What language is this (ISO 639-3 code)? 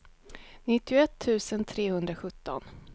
swe